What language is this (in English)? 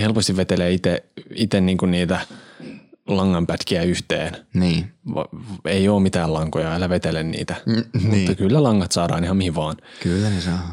Finnish